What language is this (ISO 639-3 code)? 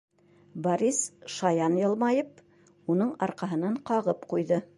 bak